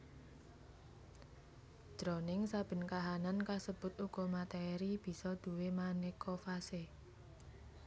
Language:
Javanese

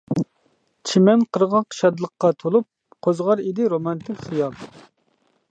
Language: Uyghur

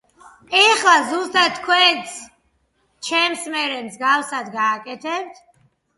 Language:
Georgian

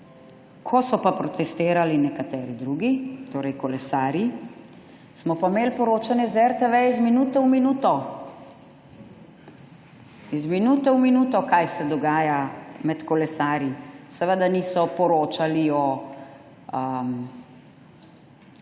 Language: Slovenian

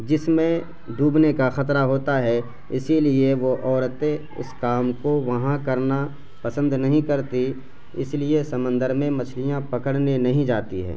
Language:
Urdu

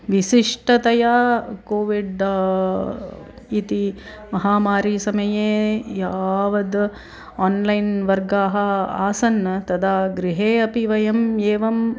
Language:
Sanskrit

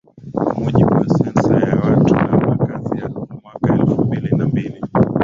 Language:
Swahili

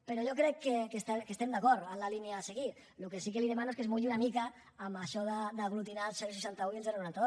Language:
Catalan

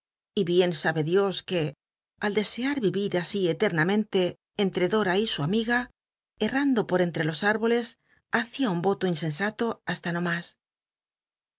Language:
Spanish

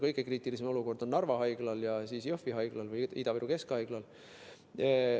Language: Estonian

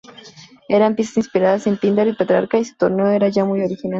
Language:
Spanish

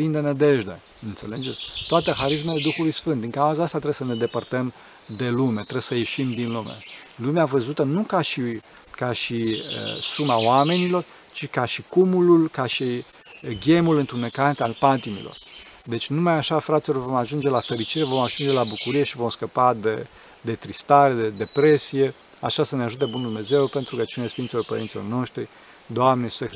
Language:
Romanian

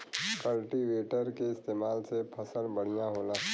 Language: Bhojpuri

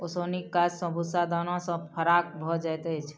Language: Maithili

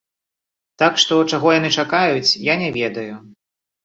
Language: Belarusian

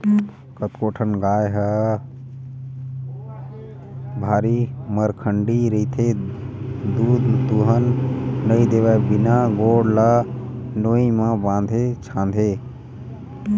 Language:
Chhattisgarhi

